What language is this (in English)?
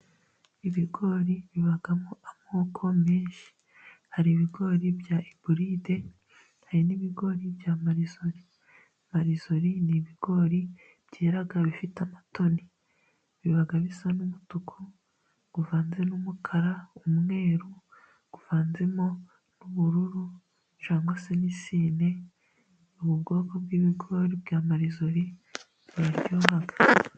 Kinyarwanda